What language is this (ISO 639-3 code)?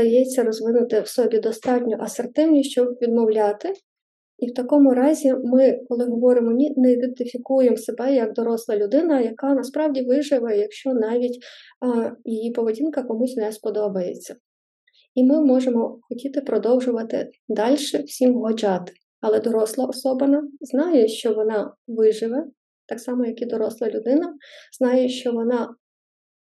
ukr